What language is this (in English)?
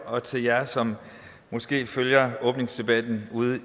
Danish